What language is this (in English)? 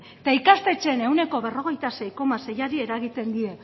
Basque